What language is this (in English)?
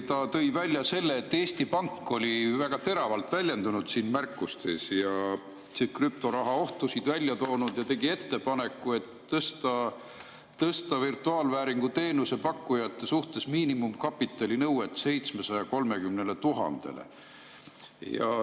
Estonian